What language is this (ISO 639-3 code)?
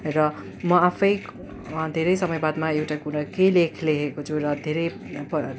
nep